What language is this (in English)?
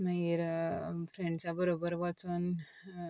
Konkani